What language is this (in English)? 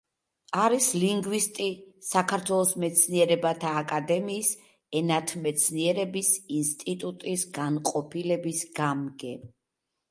Georgian